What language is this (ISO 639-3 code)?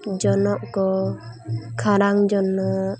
sat